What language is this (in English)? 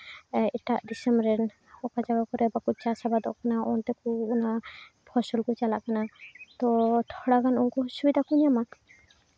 Santali